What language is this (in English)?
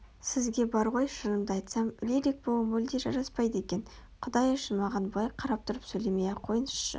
Kazakh